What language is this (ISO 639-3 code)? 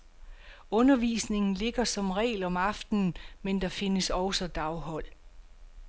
dan